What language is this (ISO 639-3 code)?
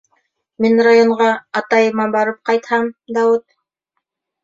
bak